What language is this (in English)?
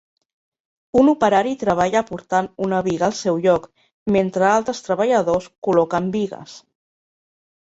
Catalan